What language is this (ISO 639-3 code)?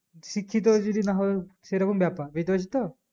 ben